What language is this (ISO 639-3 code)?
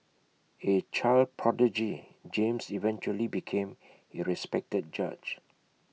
eng